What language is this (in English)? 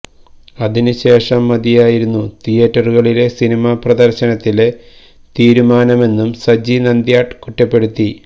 Malayalam